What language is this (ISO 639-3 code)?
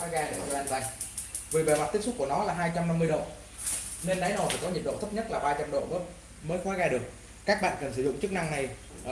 vie